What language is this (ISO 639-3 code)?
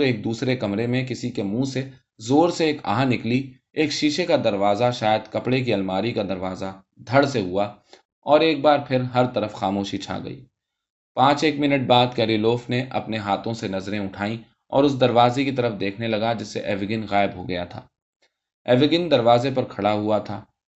urd